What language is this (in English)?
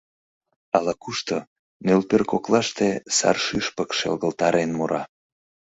Mari